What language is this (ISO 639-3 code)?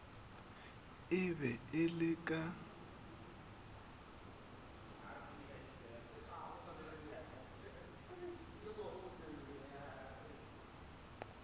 nso